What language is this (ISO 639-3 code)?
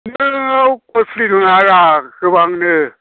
brx